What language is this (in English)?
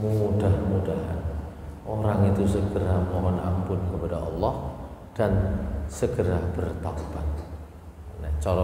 Indonesian